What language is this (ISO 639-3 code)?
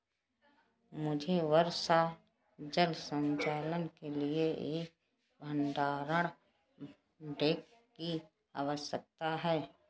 hin